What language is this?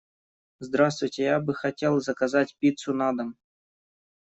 Russian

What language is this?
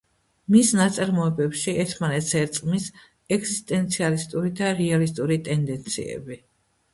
Georgian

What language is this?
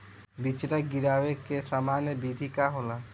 Bhojpuri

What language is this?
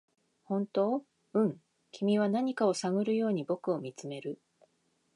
Japanese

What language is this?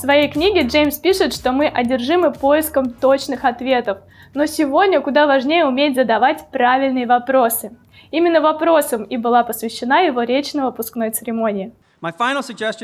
Russian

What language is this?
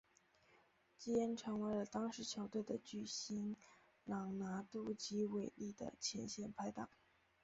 Chinese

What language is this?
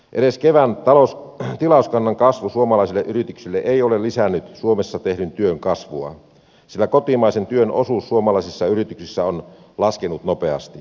Finnish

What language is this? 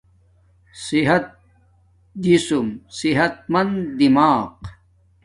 Domaaki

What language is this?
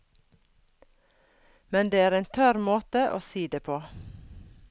Norwegian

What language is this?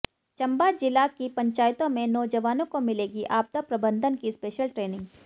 Hindi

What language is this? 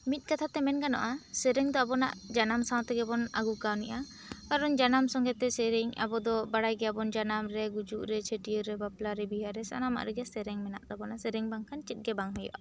Santali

